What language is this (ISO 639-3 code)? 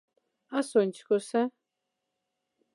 mdf